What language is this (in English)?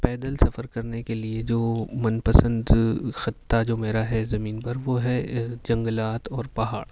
Urdu